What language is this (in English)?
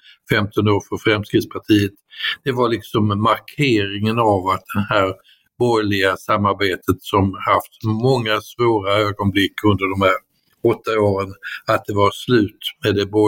Swedish